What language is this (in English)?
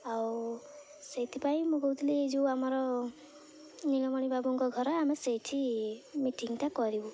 Odia